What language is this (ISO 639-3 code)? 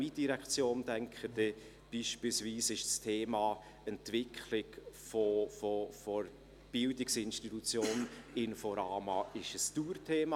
gsw